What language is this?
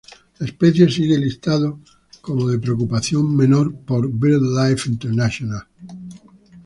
Spanish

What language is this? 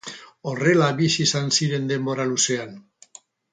Basque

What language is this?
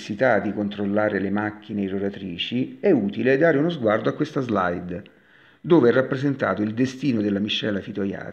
Italian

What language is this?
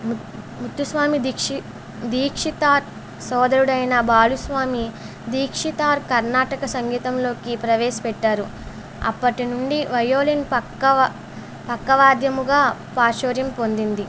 Telugu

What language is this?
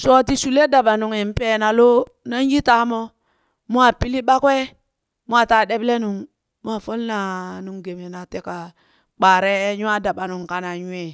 Burak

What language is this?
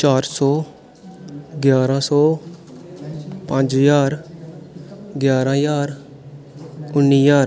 Dogri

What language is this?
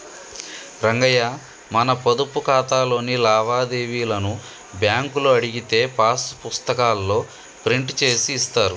Telugu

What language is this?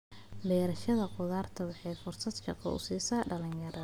Somali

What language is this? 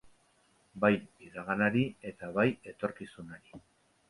Basque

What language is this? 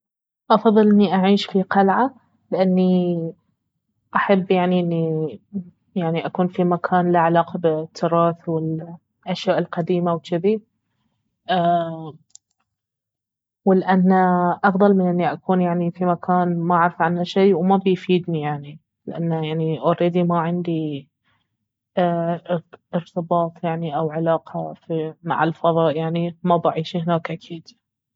Baharna Arabic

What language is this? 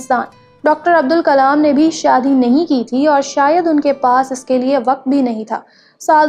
Hindi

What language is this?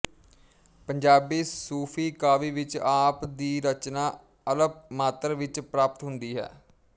Punjabi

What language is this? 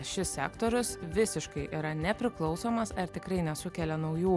Lithuanian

